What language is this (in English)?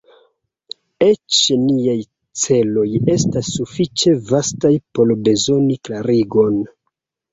Esperanto